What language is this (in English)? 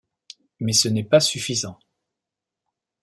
French